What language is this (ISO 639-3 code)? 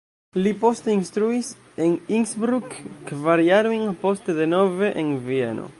epo